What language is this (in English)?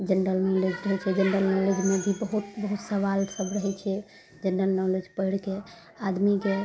Maithili